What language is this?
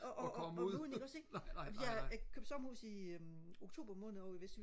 Danish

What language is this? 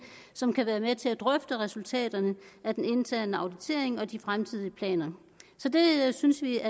Danish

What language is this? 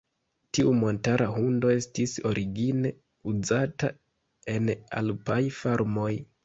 Esperanto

